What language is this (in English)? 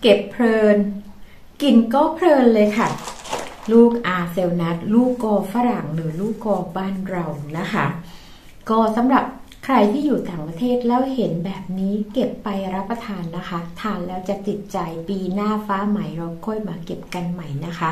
Thai